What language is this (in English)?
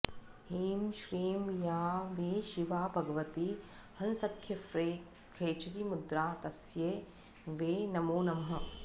Sanskrit